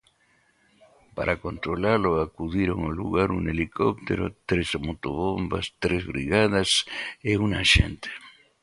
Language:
Galician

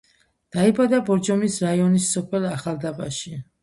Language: Georgian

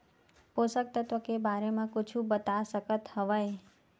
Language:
Chhattisgarhi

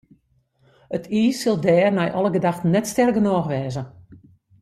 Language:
Western Frisian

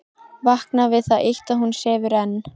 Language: Icelandic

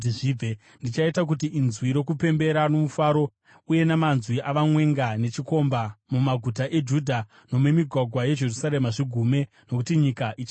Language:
Shona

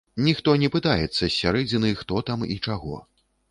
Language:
Belarusian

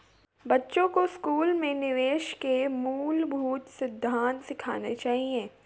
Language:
Hindi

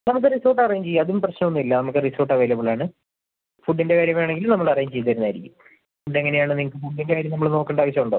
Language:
Malayalam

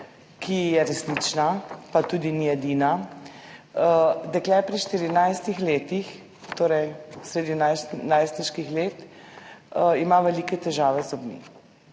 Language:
Slovenian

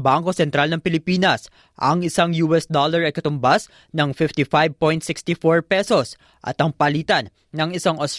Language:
Filipino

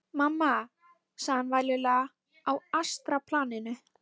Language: Icelandic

